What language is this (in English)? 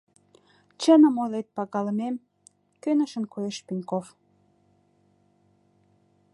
Mari